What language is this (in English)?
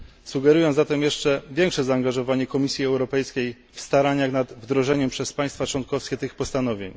Polish